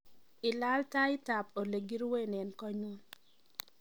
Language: Kalenjin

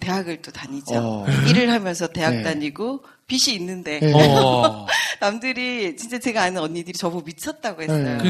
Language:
Korean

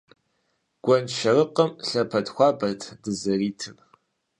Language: Kabardian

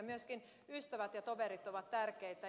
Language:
Finnish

